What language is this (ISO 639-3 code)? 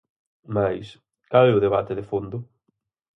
glg